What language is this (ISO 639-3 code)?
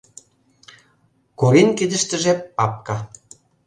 chm